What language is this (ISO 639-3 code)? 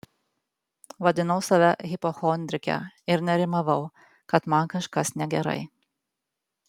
lit